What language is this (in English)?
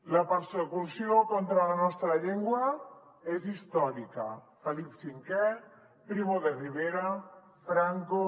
Catalan